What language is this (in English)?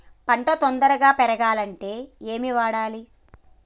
Telugu